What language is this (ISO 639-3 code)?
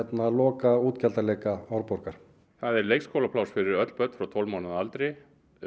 isl